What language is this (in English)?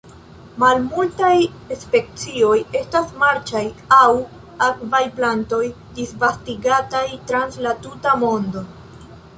Esperanto